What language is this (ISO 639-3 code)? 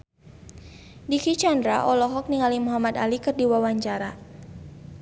sun